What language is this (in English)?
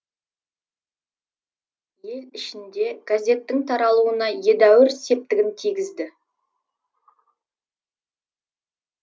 Kazakh